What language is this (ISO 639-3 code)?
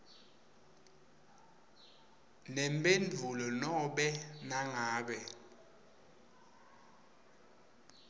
ssw